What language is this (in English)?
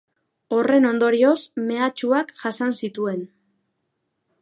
Basque